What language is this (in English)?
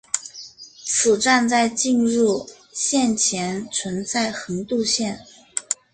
Chinese